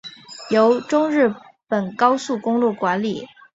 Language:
Chinese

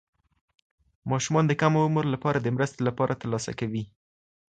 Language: Pashto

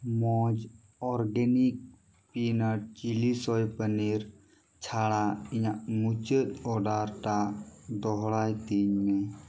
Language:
Santali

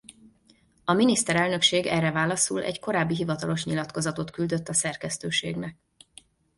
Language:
Hungarian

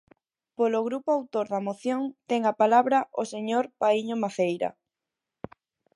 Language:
Galician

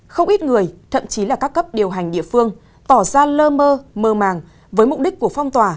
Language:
Vietnamese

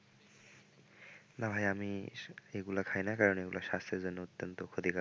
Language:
Bangla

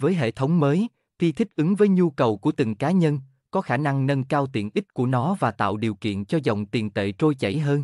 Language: Vietnamese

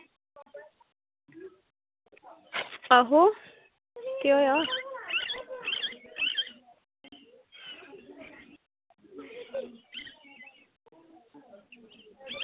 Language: Dogri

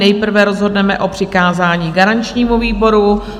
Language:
Czech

